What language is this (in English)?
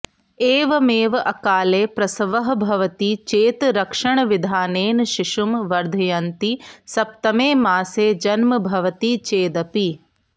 Sanskrit